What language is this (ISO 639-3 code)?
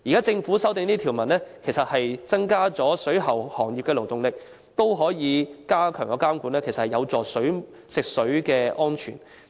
yue